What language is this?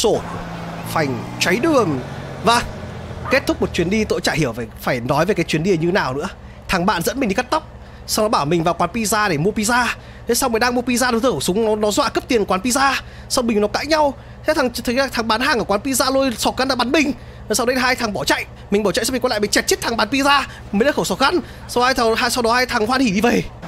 Vietnamese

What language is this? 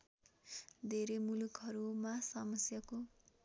Nepali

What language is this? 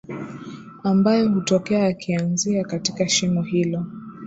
Swahili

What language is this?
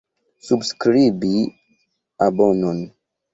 Esperanto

